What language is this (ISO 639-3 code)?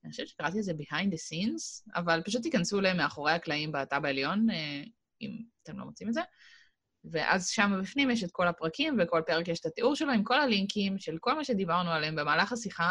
heb